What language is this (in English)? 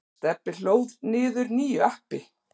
Icelandic